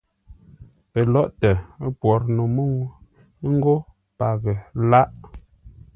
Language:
Ngombale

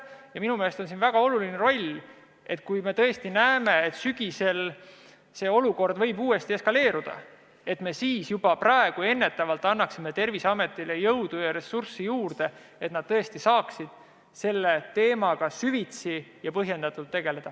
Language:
Estonian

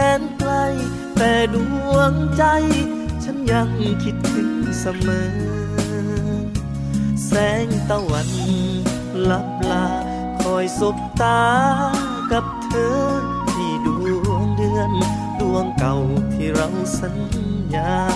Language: Thai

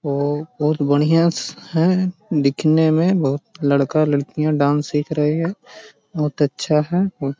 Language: Magahi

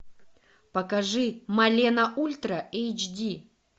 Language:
Russian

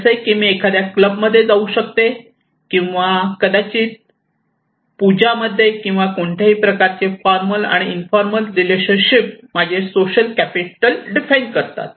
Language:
Marathi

